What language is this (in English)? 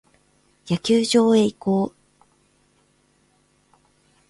Japanese